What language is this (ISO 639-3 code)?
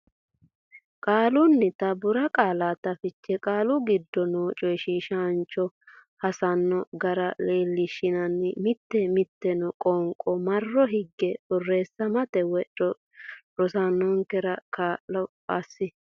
sid